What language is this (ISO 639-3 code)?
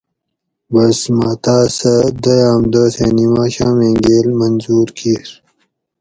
gwc